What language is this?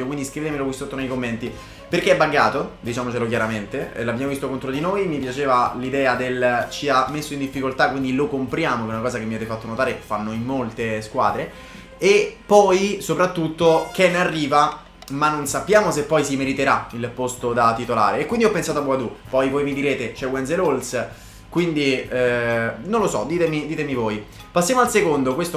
Italian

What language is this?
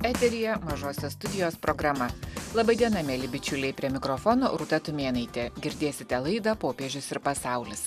Lithuanian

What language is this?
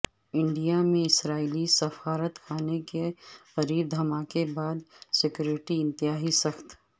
Urdu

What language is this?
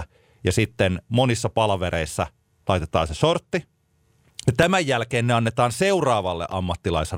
Finnish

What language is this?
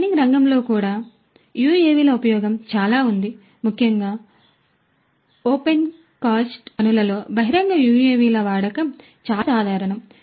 Telugu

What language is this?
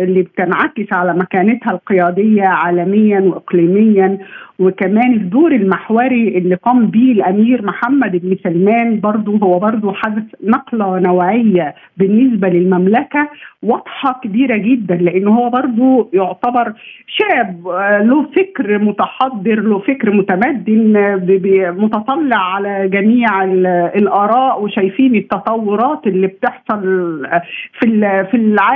Arabic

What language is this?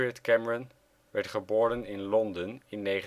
Dutch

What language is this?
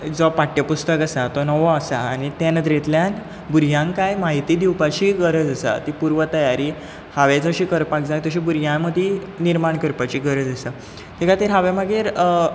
Konkani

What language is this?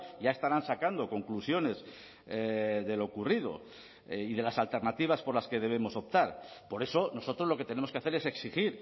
Spanish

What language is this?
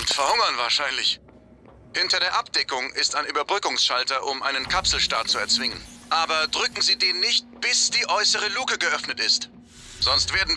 German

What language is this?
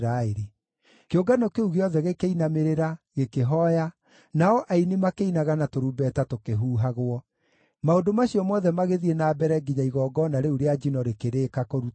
Kikuyu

